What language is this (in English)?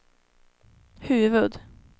Swedish